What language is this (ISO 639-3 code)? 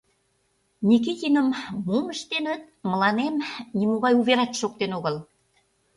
chm